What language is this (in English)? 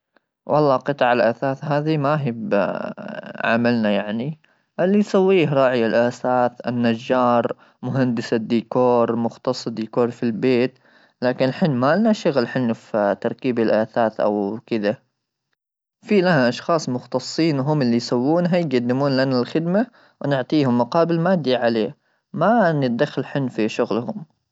Gulf Arabic